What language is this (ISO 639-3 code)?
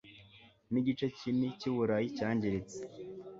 kin